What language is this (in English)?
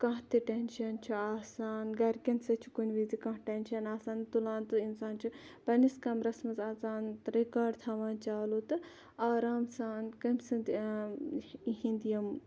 Kashmiri